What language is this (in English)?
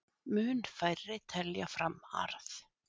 Icelandic